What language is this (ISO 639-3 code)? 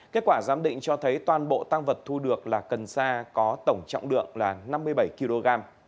vie